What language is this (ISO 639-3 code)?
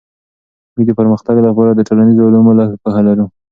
pus